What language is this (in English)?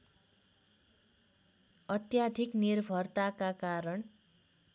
Nepali